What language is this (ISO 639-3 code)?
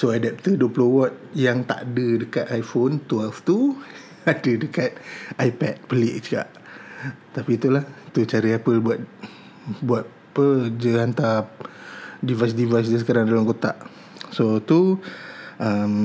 msa